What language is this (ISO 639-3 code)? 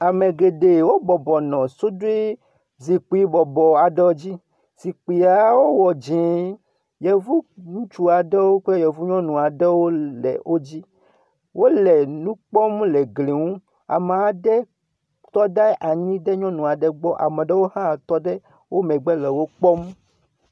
ewe